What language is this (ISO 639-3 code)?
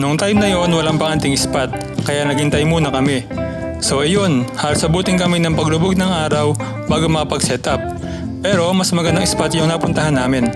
fil